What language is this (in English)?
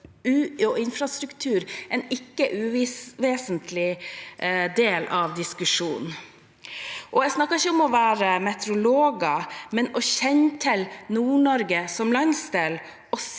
Norwegian